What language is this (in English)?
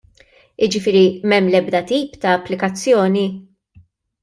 Maltese